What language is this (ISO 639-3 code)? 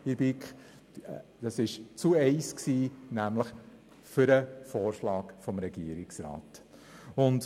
gsw